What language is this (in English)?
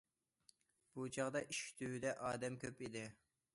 Uyghur